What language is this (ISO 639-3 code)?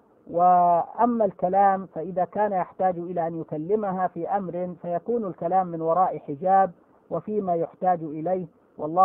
ara